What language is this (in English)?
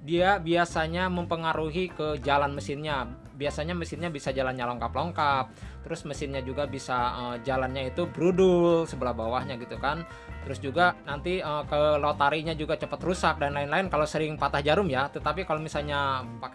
Indonesian